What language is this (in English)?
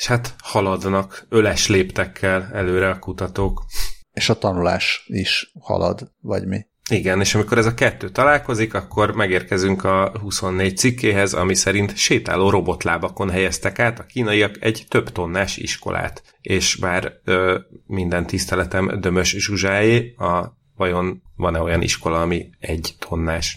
Hungarian